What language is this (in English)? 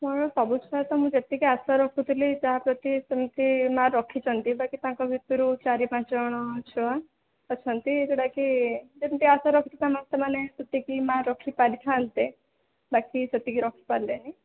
Odia